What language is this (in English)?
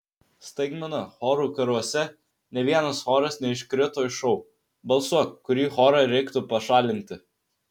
Lithuanian